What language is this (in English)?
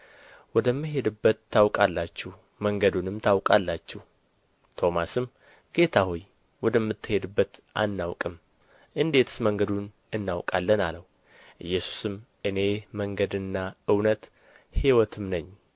Amharic